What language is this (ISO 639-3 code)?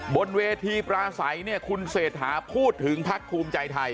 tha